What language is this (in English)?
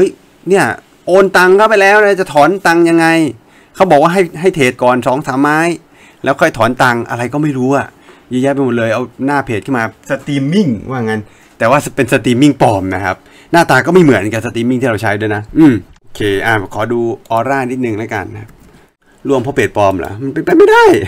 Thai